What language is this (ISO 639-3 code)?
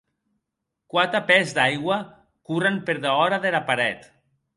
oci